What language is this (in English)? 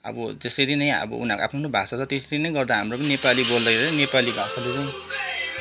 Nepali